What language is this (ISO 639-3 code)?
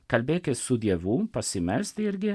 lit